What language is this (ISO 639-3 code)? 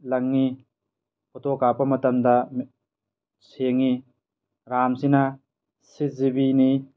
mni